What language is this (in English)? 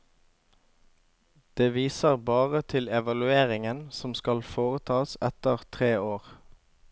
Norwegian